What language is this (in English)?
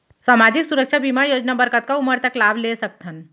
Chhattisgarhi